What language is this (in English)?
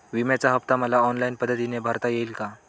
Marathi